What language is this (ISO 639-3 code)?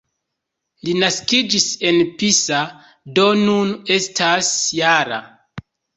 epo